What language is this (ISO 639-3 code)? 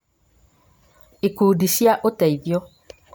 kik